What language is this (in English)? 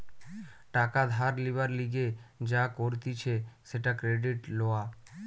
Bangla